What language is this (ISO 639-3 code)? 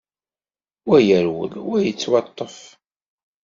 kab